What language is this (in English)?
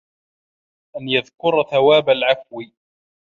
Arabic